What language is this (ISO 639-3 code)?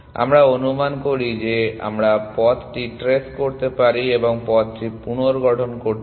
ben